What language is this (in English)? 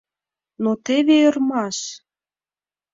Mari